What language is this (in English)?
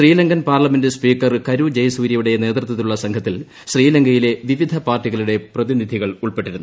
Malayalam